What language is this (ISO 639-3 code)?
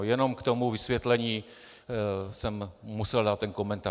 ces